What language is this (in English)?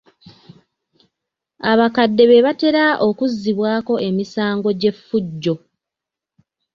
Ganda